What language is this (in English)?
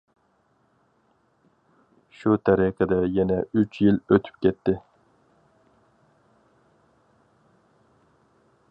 Uyghur